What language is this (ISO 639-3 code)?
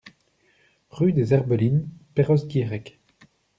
fra